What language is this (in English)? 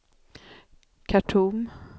Swedish